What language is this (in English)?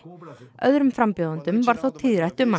Icelandic